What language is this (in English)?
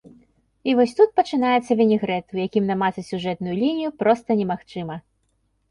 Belarusian